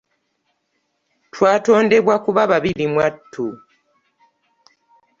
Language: Ganda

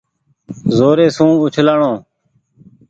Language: Goaria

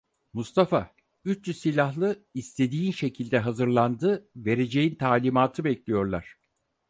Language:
Turkish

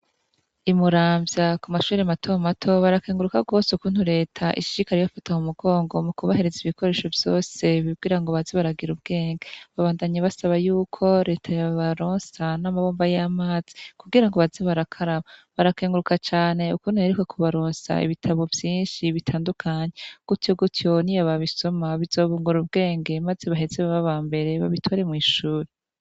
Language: Rundi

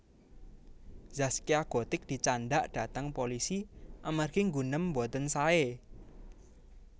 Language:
Javanese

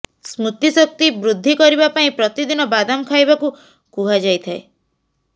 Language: Odia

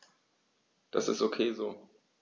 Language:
German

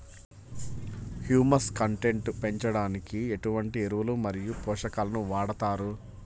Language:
Telugu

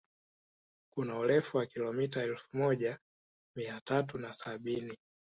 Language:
Swahili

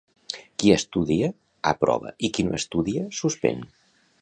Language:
Catalan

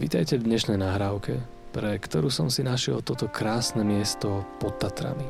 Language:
Slovak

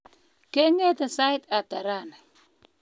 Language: Kalenjin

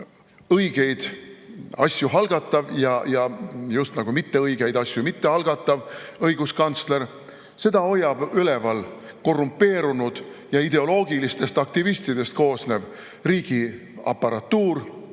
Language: Estonian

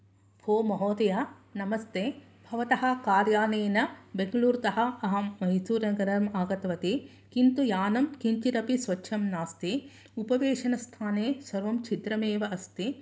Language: Sanskrit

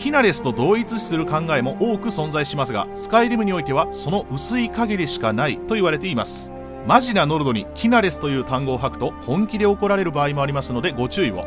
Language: Japanese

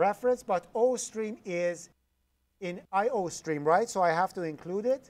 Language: English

